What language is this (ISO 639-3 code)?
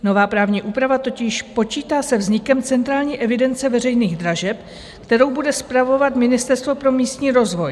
ces